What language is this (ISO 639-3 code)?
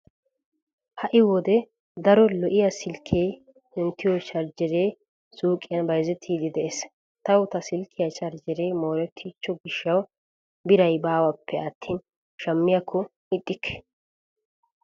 wal